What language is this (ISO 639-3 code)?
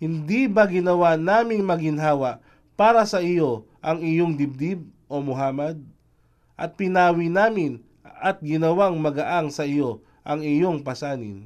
fil